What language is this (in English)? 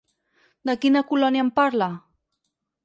Catalan